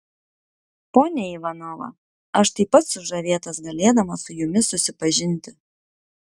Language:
Lithuanian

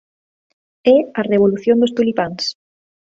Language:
Galician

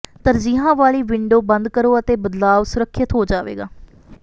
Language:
Punjabi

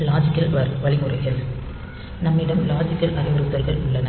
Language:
Tamil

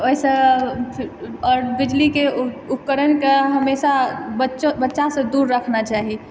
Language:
Maithili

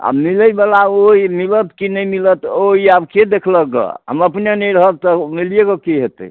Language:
Maithili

